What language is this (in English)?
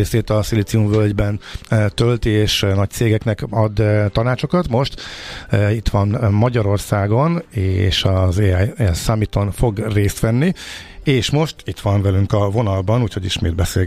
Hungarian